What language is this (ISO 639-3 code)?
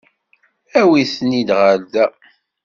kab